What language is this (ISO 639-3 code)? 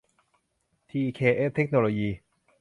tha